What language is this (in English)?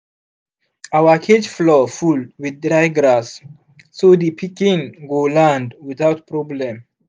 Nigerian Pidgin